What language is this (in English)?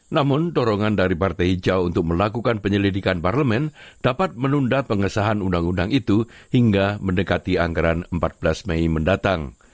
Indonesian